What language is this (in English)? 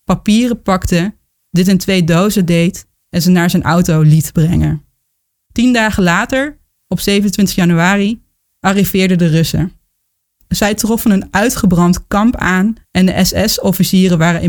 Dutch